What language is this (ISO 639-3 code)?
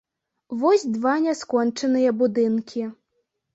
bel